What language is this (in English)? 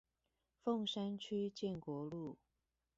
Chinese